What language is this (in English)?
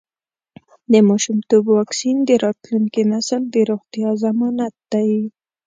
Pashto